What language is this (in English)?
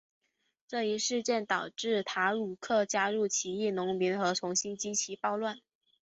Chinese